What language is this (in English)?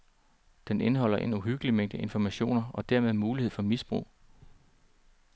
Danish